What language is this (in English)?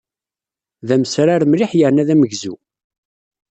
Kabyle